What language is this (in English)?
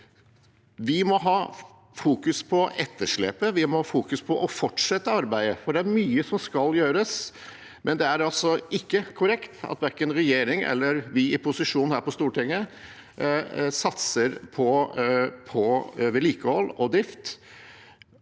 Norwegian